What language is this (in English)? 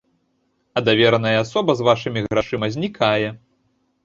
Belarusian